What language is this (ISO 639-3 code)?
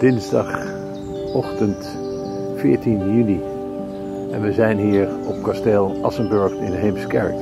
nld